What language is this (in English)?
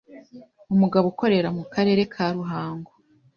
Kinyarwanda